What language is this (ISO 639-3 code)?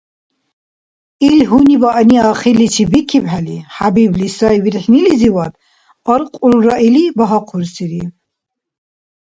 dar